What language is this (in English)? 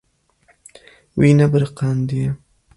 Kurdish